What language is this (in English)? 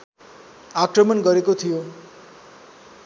Nepali